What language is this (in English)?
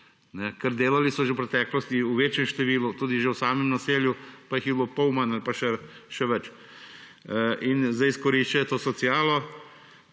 Slovenian